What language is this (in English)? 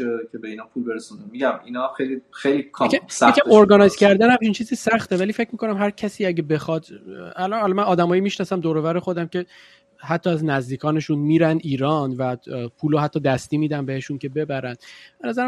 Persian